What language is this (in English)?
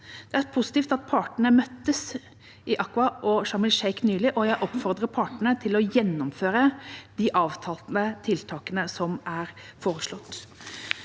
Norwegian